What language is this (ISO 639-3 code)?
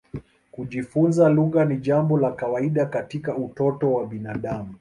swa